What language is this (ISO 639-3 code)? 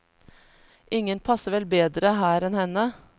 nor